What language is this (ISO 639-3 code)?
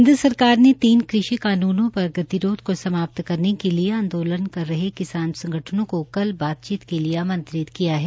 hin